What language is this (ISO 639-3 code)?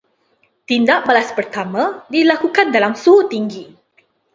msa